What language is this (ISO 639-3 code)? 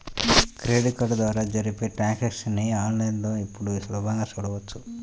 tel